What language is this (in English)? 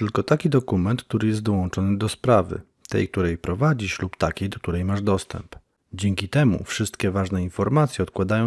Polish